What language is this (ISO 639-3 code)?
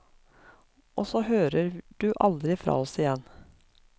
nor